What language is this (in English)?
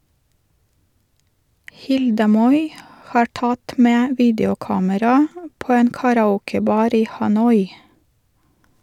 Norwegian